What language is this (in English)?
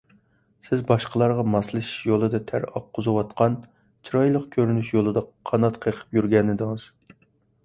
Uyghur